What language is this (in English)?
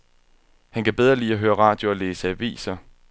Danish